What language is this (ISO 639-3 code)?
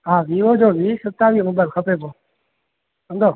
snd